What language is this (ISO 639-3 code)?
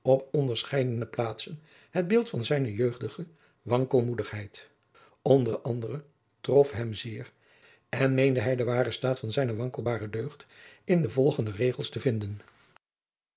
nld